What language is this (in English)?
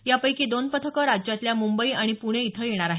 Marathi